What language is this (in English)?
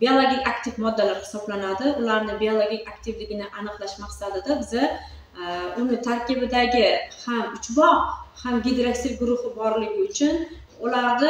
Turkish